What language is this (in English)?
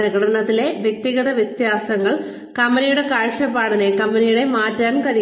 Malayalam